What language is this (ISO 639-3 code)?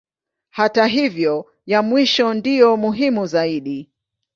swa